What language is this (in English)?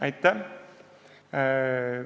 Estonian